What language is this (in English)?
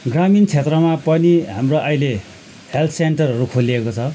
Nepali